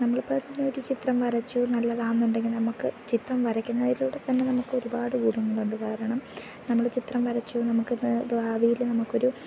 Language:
Malayalam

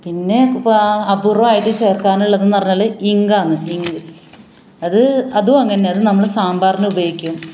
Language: Malayalam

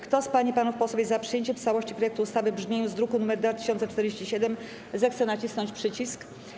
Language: Polish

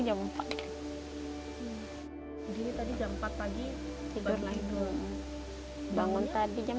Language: Indonesian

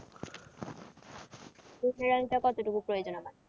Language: Bangla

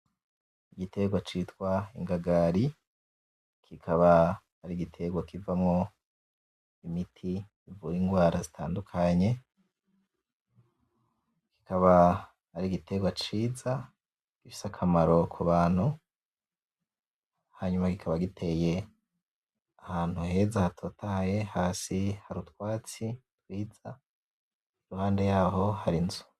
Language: Rundi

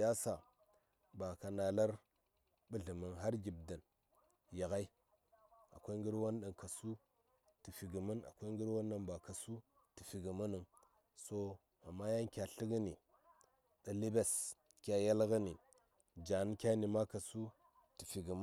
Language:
Saya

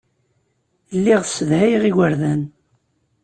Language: Kabyle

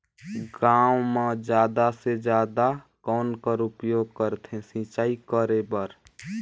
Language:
Chhattisgarhi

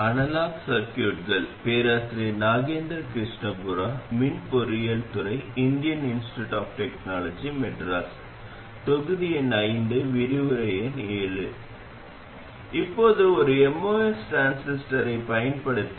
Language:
Tamil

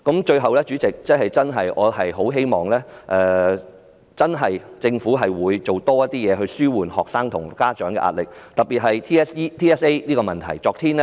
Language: Cantonese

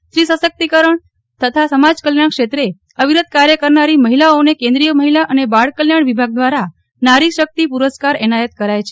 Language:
Gujarati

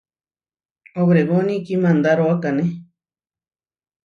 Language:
Huarijio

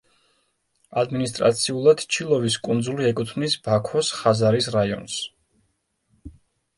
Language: Georgian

